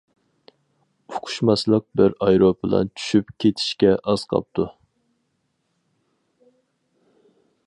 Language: Uyghur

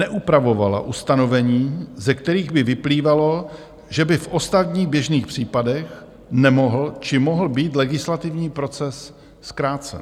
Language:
Czech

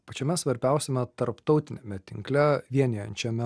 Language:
Lithuanian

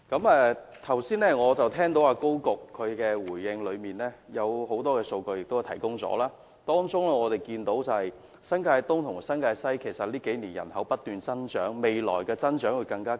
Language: Cantonese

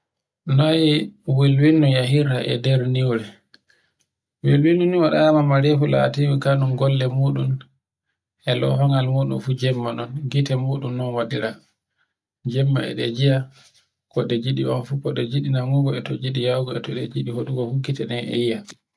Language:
Borgu Fulfulde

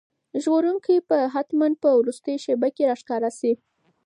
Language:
Pashto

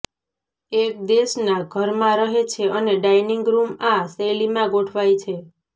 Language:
Gujarati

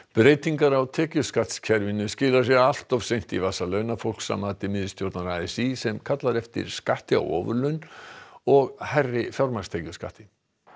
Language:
Icelandic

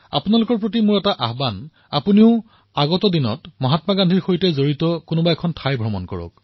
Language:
Assamese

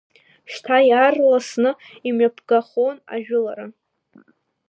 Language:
Abkhazian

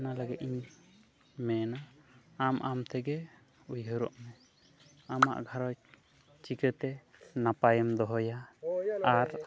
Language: Santali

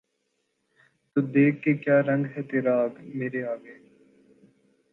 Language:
Urdu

